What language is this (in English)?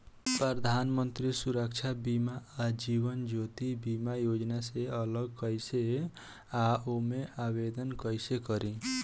Bhojpuri